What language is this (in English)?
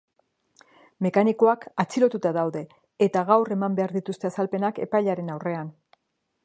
Basque